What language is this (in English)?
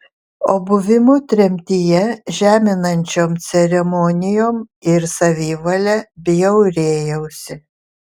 Lithuanian